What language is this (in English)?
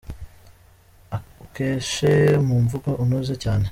Kinyarwanda